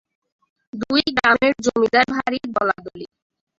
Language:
Bangla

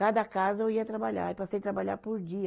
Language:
Portuguese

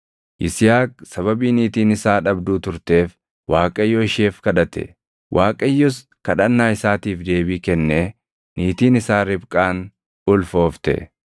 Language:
Oromo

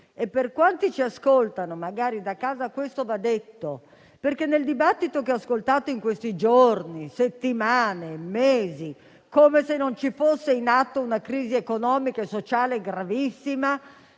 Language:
Italian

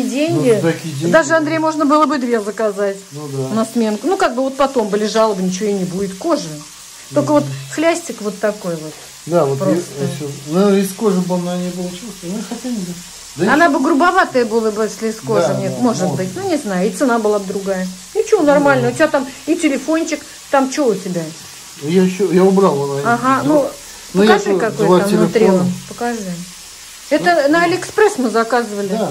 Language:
Russian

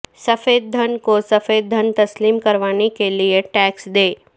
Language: Urdu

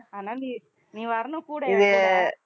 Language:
Tamil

